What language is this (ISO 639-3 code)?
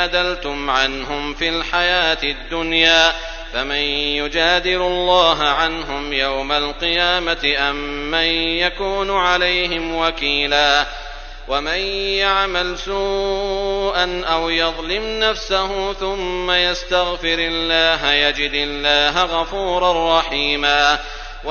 ara